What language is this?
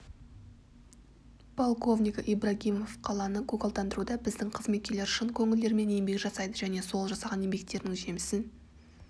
Kazakh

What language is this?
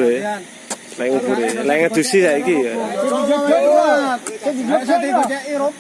Indonesian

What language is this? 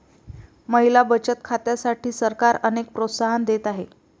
Marathi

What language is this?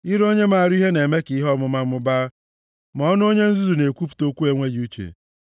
Igbo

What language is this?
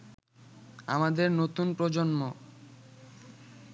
Bangla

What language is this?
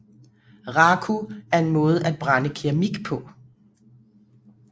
Danish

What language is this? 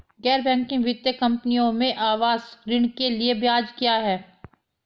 Hindi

